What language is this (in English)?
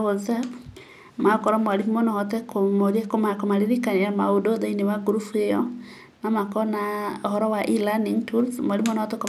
Kikuyu